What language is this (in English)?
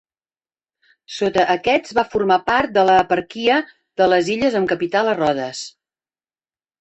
Catalan